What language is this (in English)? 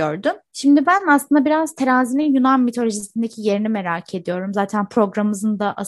Turkish